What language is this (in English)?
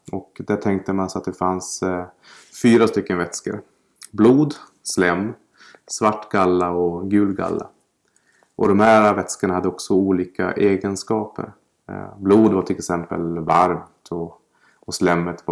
Swedish